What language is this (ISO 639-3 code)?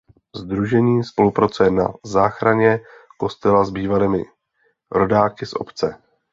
ces